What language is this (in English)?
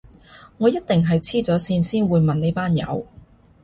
Cantonese